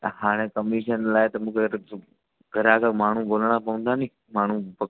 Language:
Sindhi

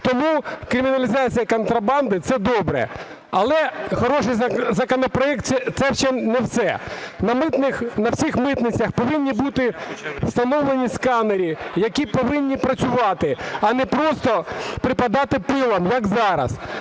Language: Ukrainian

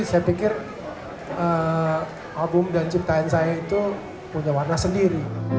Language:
Indonesian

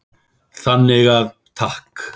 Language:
Icelandic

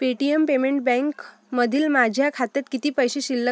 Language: Marathi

